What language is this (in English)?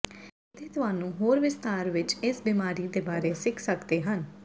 Punjabi